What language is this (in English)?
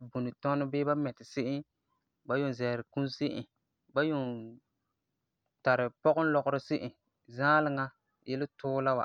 Frafra